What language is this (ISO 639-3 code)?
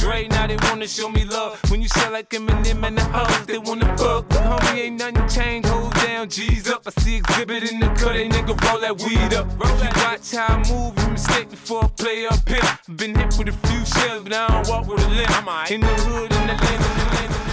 fra